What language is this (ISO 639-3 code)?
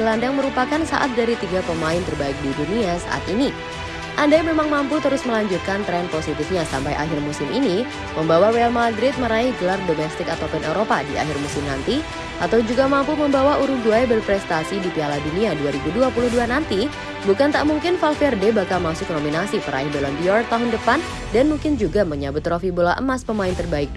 ind